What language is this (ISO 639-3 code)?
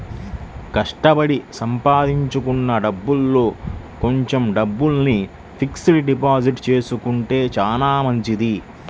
tel